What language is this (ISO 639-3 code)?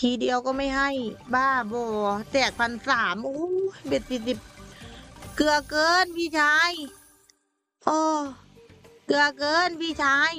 tha